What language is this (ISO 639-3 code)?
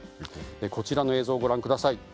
jpn